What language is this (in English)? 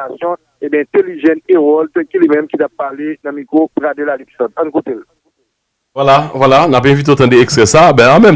French